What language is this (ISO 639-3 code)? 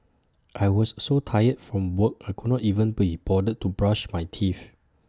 eng